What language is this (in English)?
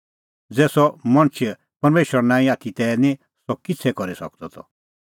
Kullu Pahari